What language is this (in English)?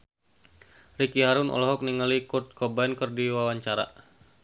Sundanese